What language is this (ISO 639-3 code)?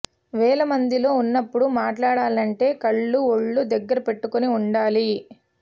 tel